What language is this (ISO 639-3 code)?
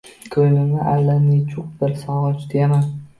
uzb